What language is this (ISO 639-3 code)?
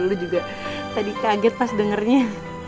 ind